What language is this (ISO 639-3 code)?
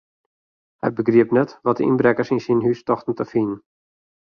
fry